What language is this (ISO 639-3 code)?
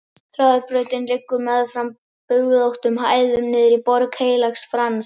isl